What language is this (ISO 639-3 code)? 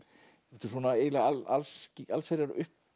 isl